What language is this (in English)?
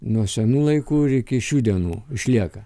Lithuanian